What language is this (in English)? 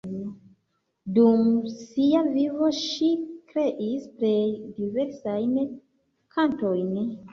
Esperanto